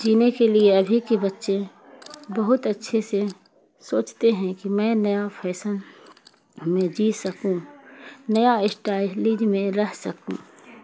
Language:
Urdu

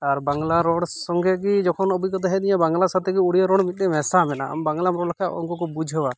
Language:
Santali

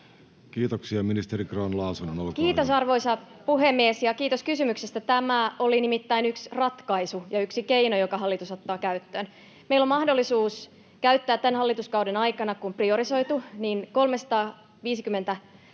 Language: Finnish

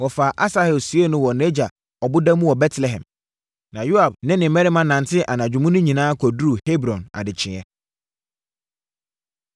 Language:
Akan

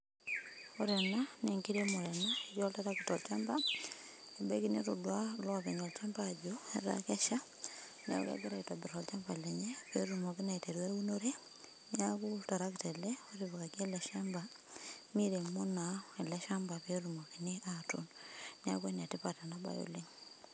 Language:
Masai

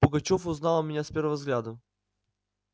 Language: Russian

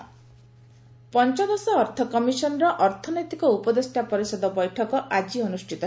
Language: Odia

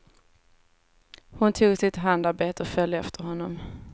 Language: Swedish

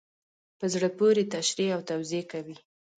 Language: Pashto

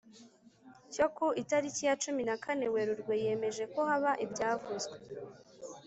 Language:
Kinyarwanda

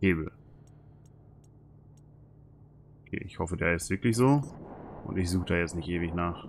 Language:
German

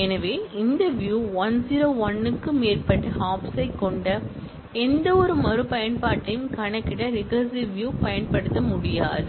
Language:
Tamil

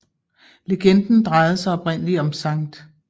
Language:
Danish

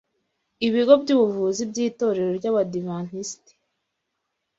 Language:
Kinyarwanda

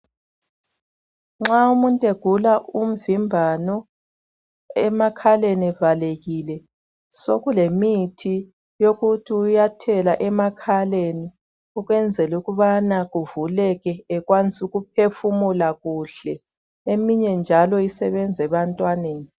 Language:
North Ndebele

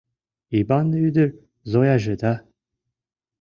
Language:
Mari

